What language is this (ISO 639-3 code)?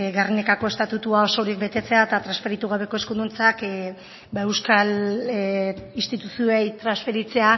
eus